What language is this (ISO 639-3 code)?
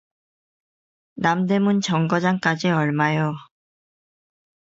kor